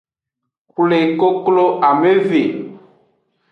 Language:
Aja (Benin)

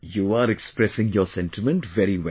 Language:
English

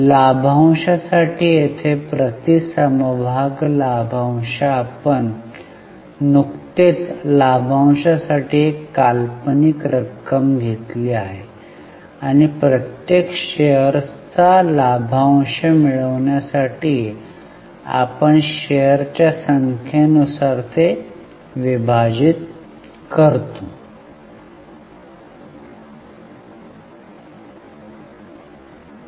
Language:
Marathi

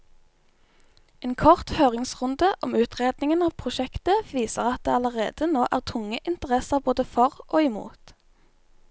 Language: Norwegian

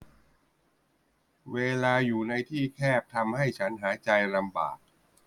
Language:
Thai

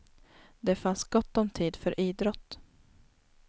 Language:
Swedish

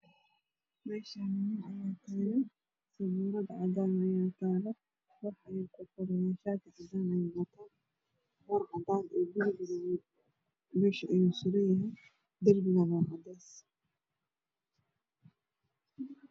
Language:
Somali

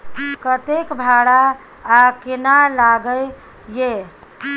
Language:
Maithili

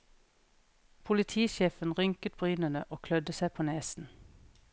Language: Norwegian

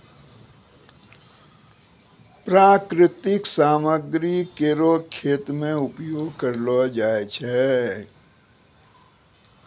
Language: Maithili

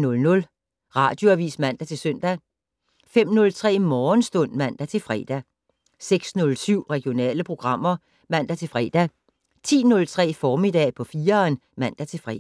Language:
Danish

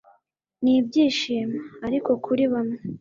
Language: Kinyarwanda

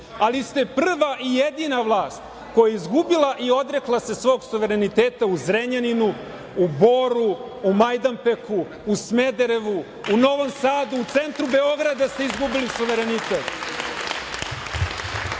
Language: Serbian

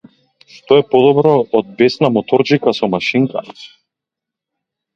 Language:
Macedonian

